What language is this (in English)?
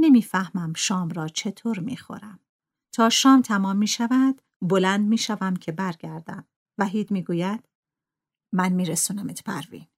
Persian